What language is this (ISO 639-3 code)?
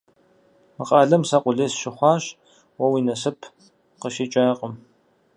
kbd